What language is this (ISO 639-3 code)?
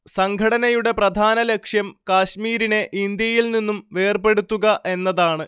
mal